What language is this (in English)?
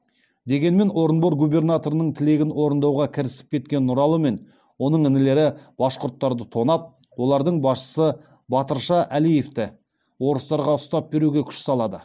Kazakh